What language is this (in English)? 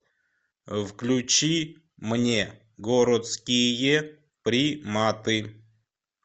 Russian